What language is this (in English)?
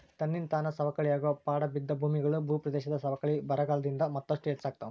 Kannada